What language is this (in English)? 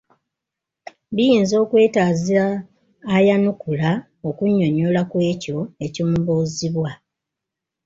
Ganda